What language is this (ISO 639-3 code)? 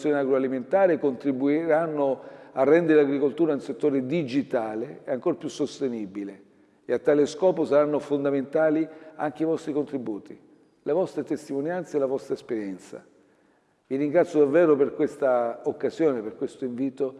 ita